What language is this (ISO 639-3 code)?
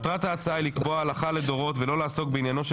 heb